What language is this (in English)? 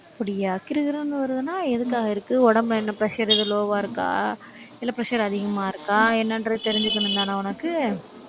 Tamil